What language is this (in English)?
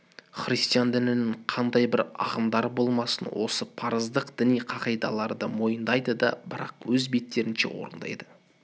Kazakh